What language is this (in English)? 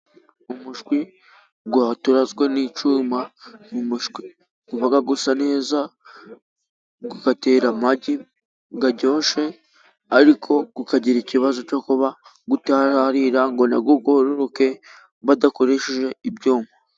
Kinyarwanda